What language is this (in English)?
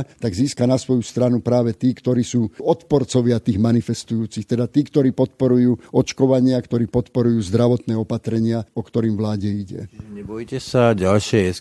Slovak